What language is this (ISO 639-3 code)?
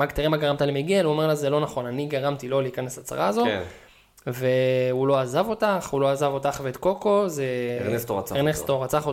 heb